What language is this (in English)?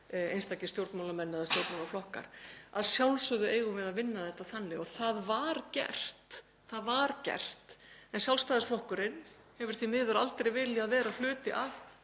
Icelandic